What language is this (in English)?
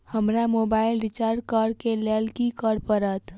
Maithili